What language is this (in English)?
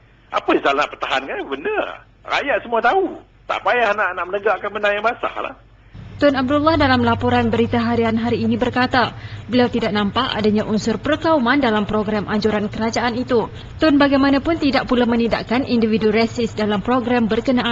Malay